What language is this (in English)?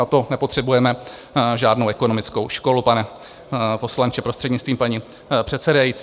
Czech